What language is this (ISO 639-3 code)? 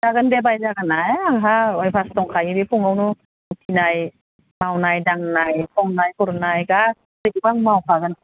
brx